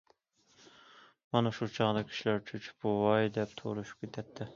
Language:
Uyghur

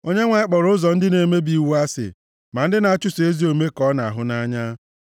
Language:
Igbo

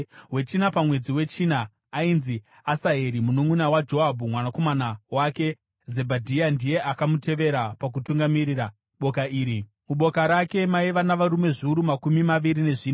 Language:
Shona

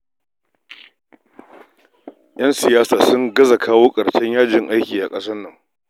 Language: Hausa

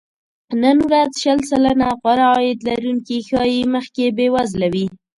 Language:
Pashto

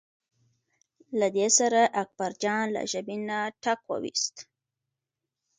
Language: Pashto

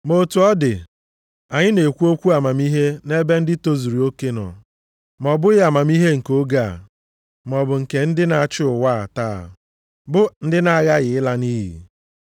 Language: Igbo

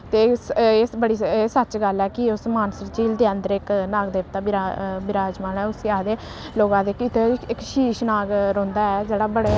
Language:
Dogri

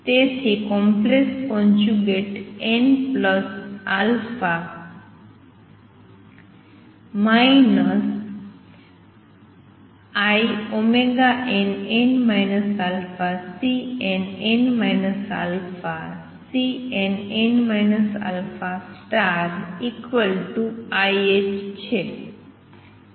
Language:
Gujarati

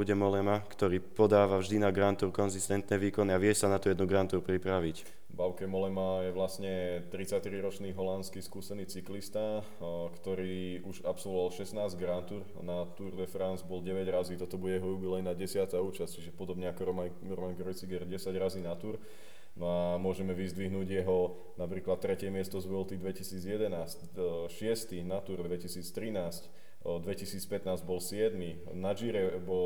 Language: Slovak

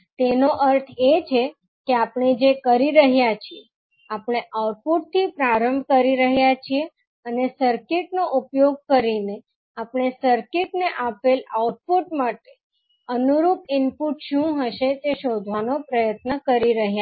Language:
Gujarati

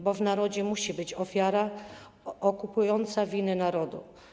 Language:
Polish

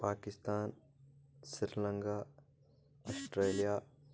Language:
Kashmiri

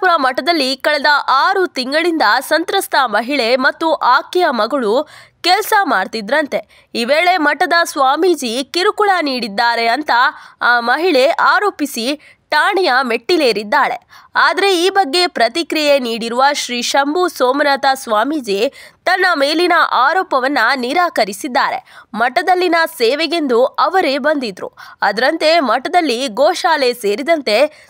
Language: Kannada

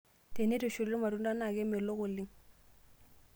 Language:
Masai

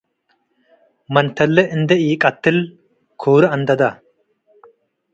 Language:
Tigre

